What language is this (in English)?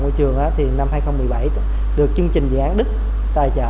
Vietnamese